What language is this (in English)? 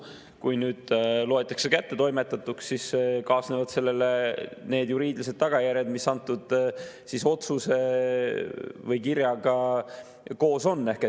Estonian